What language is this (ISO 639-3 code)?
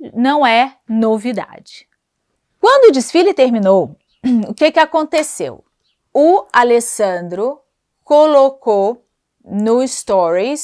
por